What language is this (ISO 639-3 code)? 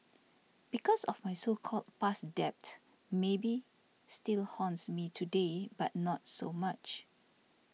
eng